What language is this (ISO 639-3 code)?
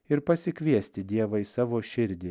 lit